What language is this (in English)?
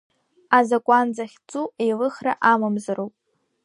Abkhazian